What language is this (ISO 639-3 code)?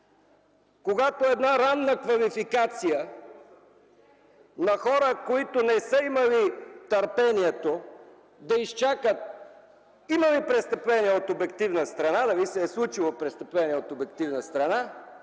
bul